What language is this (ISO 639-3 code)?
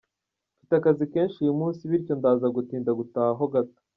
kin